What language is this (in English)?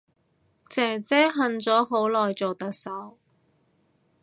Cantonese